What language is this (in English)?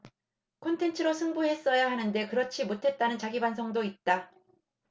Korean